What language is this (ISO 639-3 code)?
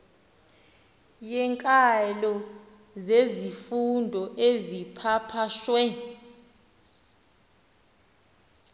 xho